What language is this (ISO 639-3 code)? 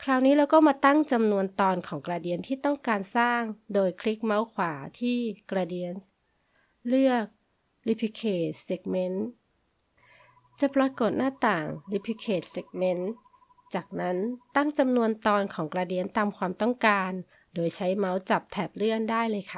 tha